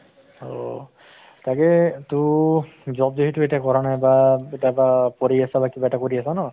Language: Assamese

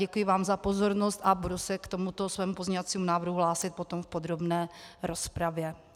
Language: Czech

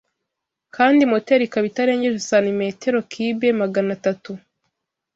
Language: Kinyarwanda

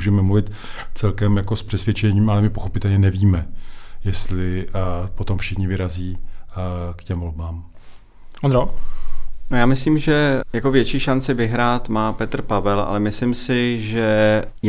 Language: Czech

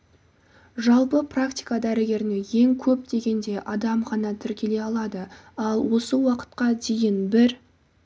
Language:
Kazakh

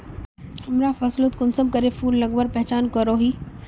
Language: Magahi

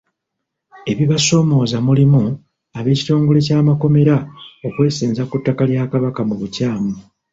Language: Ganda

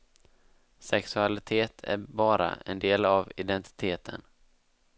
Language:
Swedish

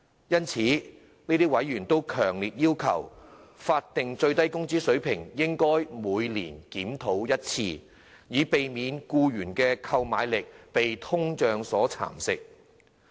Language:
Cantonese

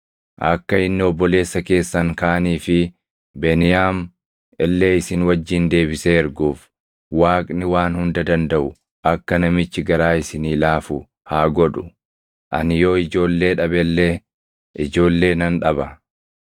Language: Oromo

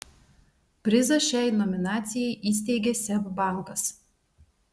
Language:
Lithuanian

